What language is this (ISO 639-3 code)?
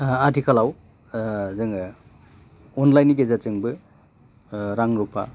brx